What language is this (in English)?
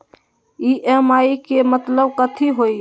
Magahi